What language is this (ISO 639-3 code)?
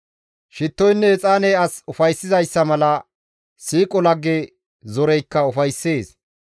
gmv